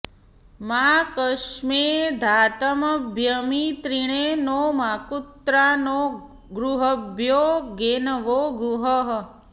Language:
Sanskrit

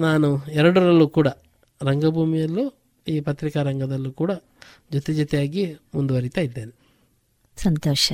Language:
Kannada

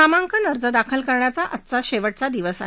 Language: Marathi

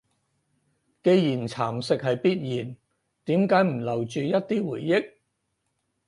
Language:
Cantonese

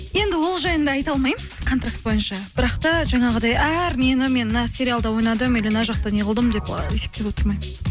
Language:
Kazakh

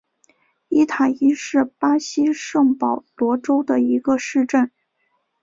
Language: Chinese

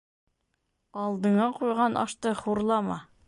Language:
Bashkir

